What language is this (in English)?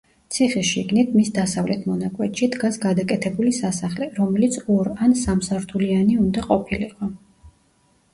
Georgian